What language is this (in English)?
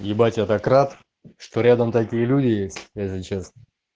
Russian